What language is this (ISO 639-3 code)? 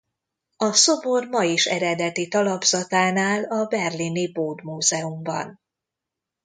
hun